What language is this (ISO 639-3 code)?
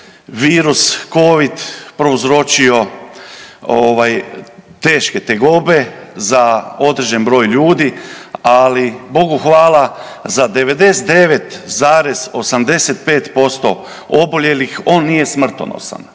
hrv